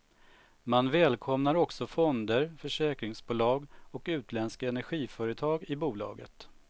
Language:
Swedish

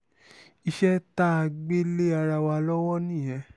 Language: Yoruba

